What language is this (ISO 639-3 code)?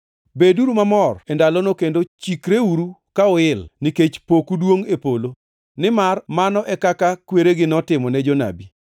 luo